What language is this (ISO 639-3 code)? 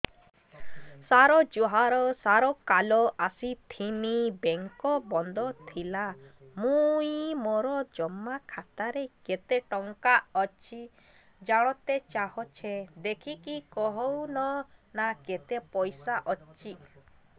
ori